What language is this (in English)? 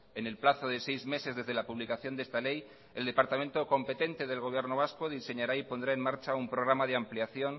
Spanish